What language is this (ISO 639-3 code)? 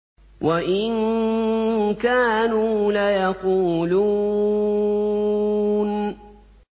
ara